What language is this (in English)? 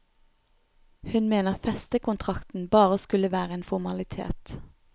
Norwegian